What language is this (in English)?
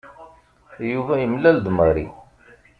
Kabyle